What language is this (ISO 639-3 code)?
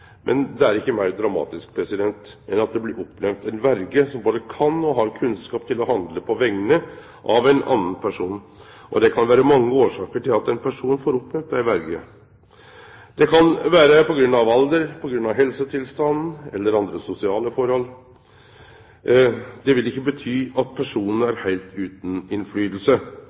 nno